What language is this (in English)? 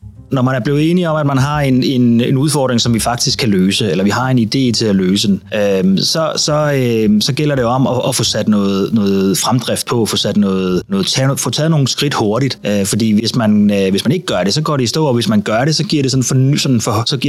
Danish